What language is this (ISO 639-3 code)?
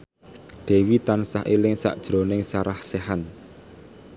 jav